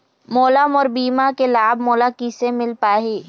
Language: Chhattisgarhi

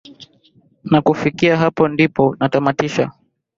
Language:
Swahili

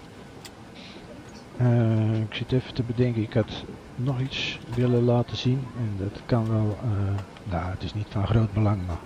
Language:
Dutch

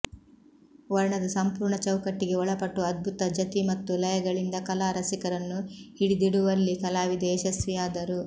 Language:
Kannada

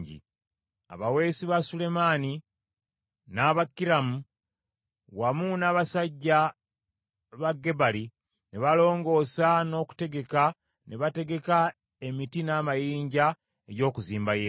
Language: Ganda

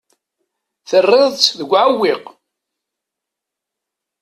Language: Kabyle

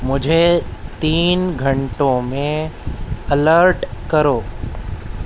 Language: Urdu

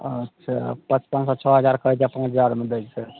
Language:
Maithili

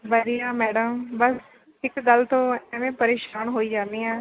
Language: Punjabi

